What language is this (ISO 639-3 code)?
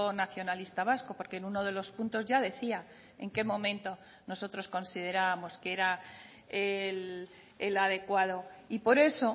spa